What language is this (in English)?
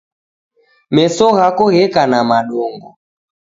Taita